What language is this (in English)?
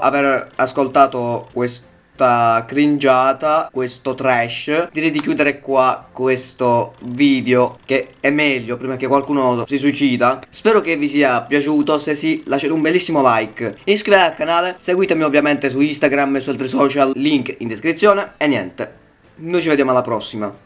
Italian